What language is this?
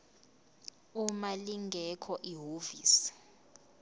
Zulu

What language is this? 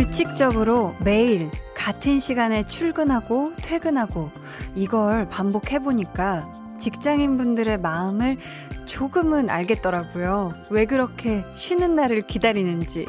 Korean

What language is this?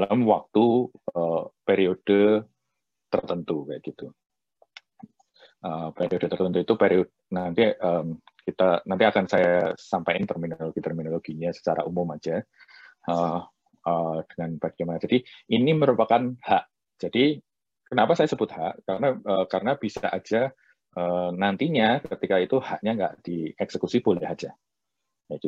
Indonesian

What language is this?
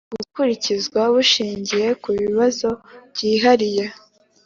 Kinyarwanda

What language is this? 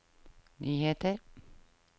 Norwegian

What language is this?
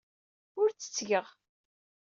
Kabyle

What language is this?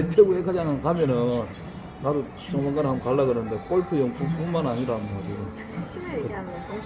Korean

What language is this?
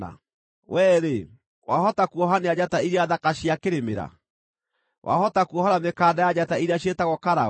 Kikuyu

